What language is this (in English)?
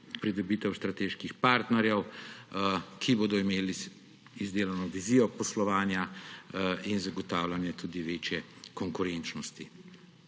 Slovenian